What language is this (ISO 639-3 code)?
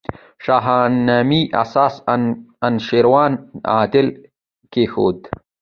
pus